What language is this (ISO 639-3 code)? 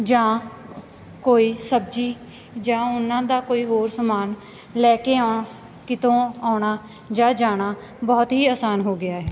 pan